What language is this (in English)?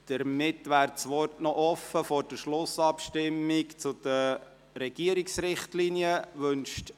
Swiss German